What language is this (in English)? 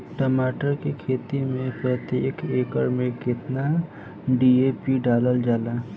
Bhojpuri